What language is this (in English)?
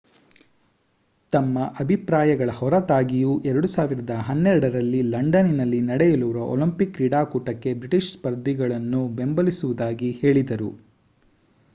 Kannada